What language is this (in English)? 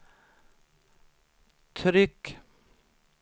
Swedish